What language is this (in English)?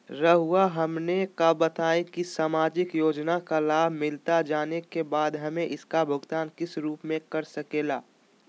Magahi